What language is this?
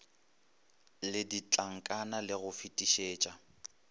Northern Sotho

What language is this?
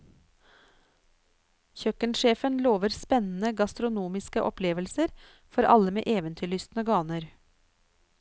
Norwegian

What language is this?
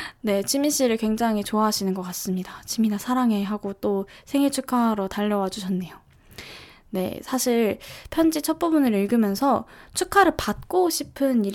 Korean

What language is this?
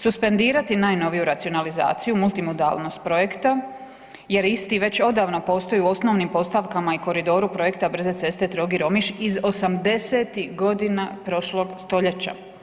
Croatian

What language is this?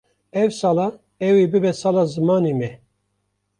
Kurdish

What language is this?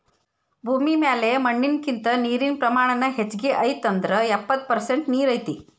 Kannada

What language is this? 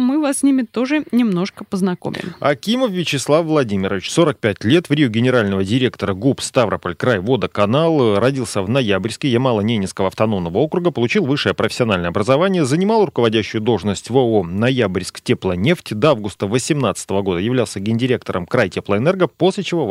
Russian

